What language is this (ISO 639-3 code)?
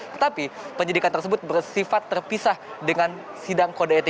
ind